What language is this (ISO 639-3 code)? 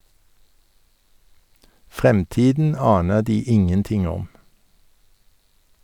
nor